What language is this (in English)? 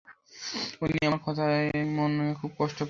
Bangla